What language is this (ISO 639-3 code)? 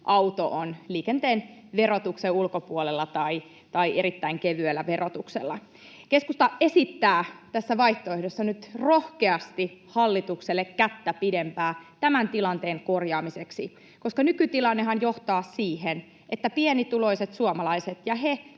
fin